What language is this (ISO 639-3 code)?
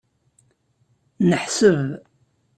kab